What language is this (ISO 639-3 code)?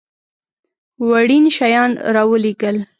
pus